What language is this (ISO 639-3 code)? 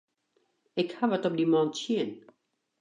fry